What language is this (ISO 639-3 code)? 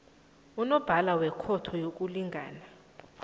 nbl